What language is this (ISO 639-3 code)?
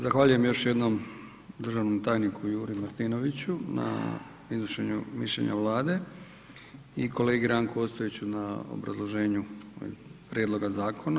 hrv